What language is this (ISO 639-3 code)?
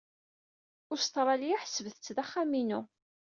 kab